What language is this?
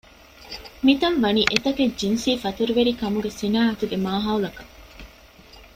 Divehi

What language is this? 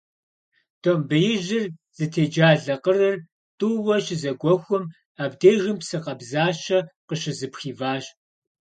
Kabardian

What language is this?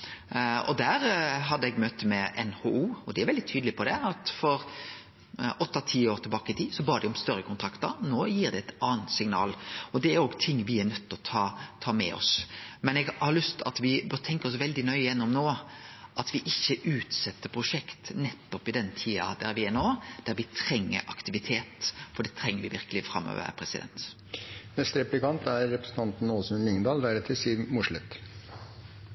Norwegian Nynorsk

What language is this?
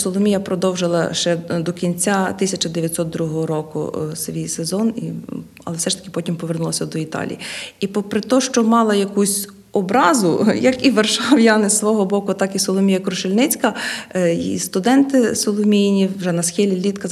Ukrainian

